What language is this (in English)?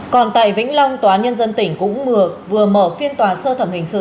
Vietnamese